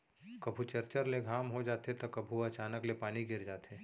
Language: Chhattisgarhi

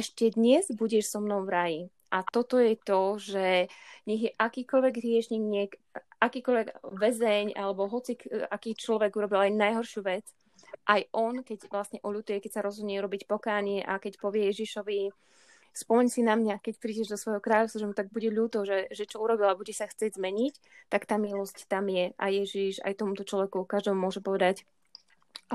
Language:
Slovak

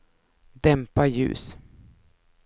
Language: Swedish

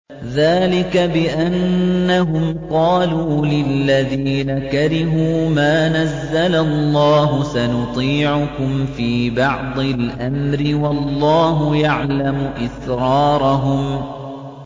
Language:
Arabic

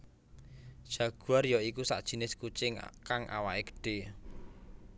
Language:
Javanese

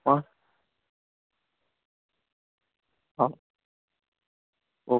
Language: Hindi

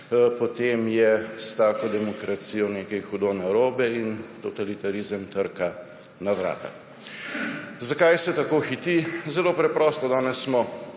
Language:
Slovenian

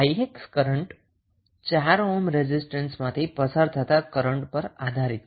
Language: Gujarati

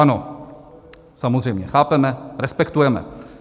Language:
Czech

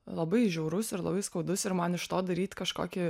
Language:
Lithuanian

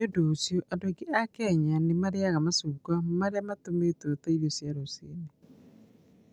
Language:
Kikuyu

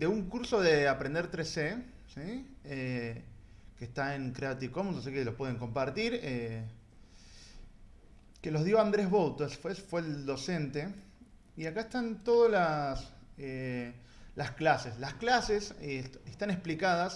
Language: Spanish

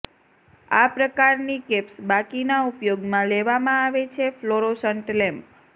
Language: Gujarati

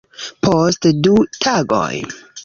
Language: Esperanto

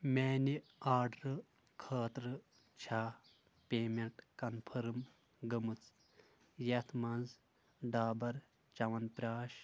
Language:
Kashmiri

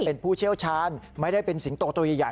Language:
Thai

